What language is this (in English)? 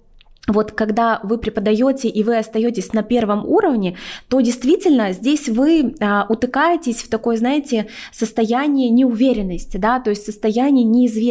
Russian